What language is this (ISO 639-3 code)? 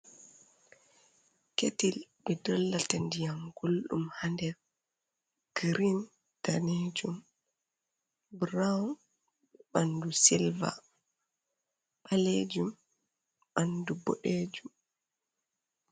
ful